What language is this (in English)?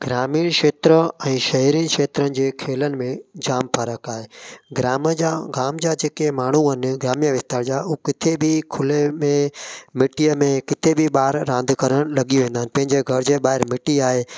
Sindhi